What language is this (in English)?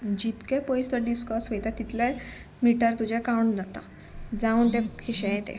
Konkani